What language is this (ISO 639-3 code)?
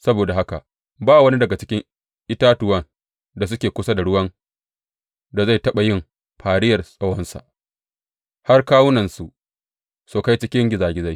hau